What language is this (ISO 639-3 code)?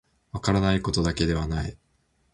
jpn